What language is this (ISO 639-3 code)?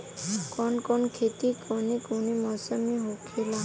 bho